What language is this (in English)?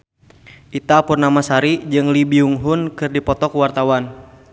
Sundanese